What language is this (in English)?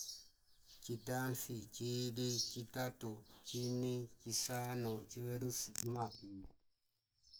Fipa